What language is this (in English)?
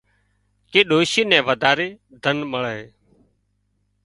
Wadiyara Koli